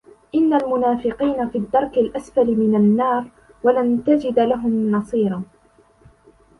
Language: Arabic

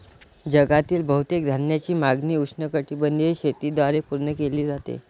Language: Marathi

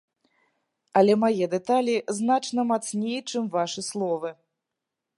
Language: Belarusian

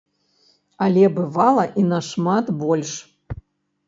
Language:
Belarusian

